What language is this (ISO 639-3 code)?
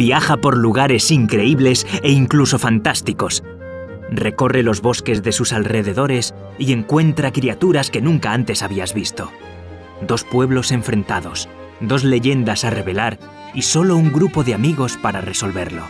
spa